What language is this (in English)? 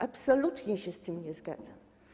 Polish